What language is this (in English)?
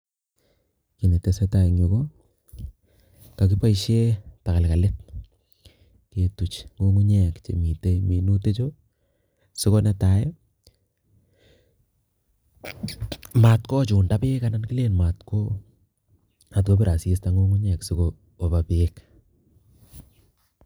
Kalenjin